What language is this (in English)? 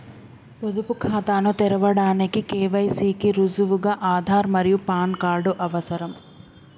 Telugu